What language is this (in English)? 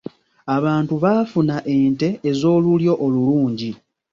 Ganda